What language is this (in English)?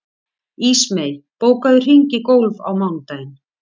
Icelandic